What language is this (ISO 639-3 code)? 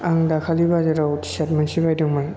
brx